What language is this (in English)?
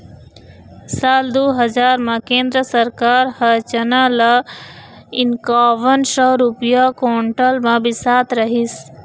Chhattisgarhi